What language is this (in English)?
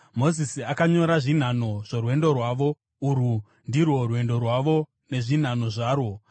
Shona